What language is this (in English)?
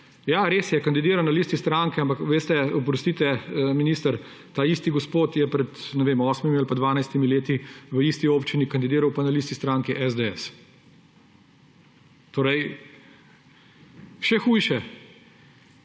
Slovenian